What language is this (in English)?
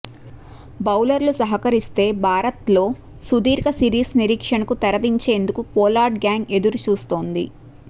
Telugu